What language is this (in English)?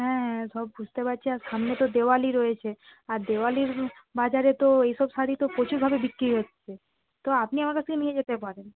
Bangla